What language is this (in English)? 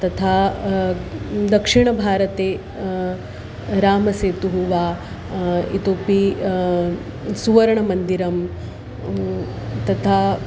Sanskrit